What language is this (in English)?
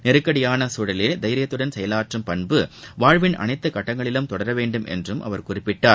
Tamil